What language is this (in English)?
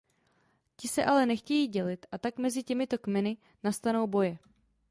Czech